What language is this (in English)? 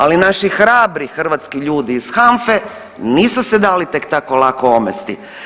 Croatian